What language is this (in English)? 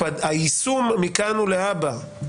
Hebrew